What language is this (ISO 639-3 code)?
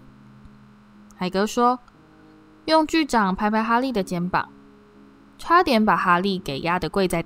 zho